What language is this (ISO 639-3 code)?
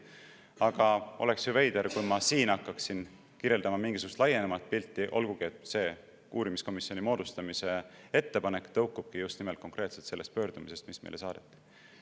est